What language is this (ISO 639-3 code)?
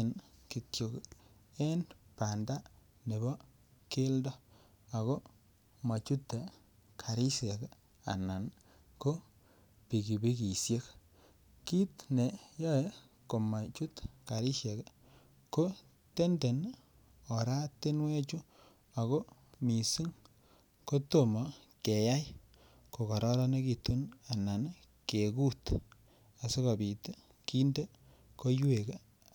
kln